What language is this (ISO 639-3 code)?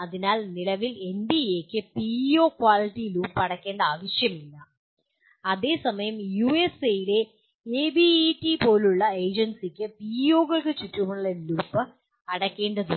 mal